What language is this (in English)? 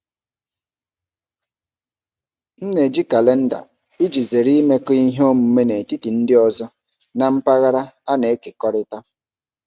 Igbo